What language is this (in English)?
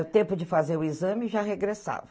Portuguese